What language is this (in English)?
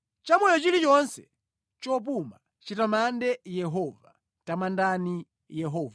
Nyanja